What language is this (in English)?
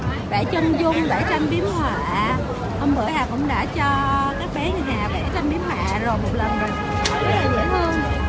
Vietnamese